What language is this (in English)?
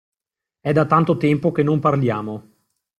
Italian